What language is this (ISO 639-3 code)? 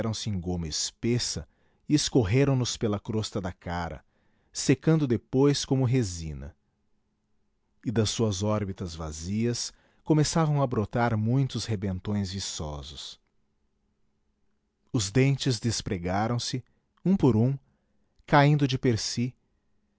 por